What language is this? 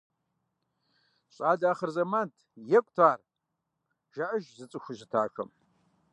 Kabardian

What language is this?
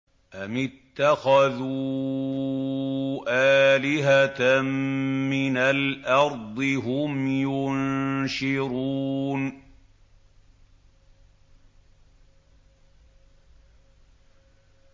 Arabic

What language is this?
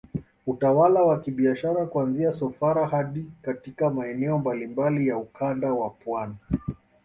Swahili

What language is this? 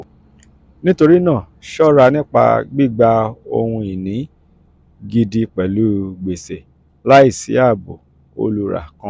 Yoruba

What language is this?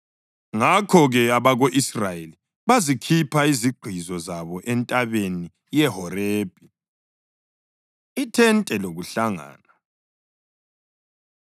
North Ndebele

